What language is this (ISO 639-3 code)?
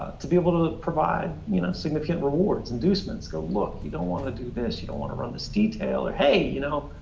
eng